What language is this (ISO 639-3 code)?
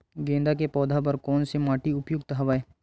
hne